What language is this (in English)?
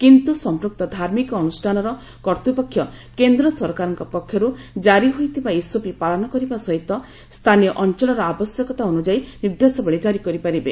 Odia